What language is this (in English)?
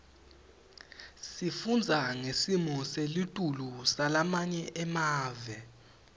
Swati